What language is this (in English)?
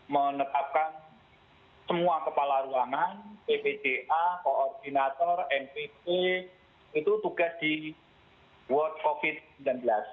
Indonesian